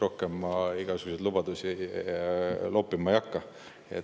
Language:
Estonian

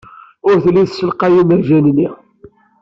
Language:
Kabyle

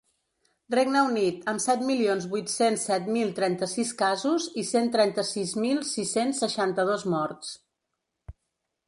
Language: Catalan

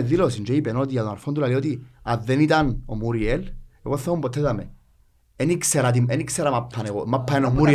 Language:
Greek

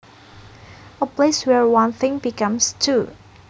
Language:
Javanese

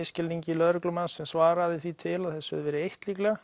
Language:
Icelandic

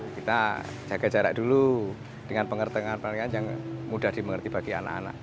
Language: Indonesian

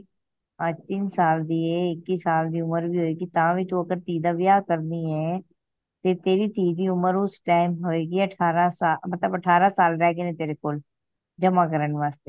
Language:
Punjabi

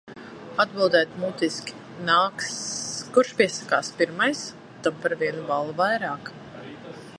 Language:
Latvian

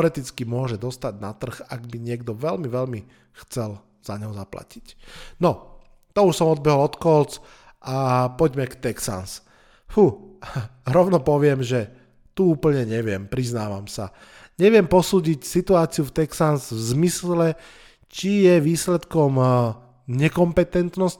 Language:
Slovak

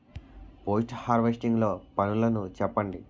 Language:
Telugu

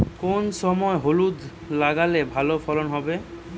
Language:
Bangla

